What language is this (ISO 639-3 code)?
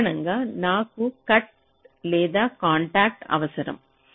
tel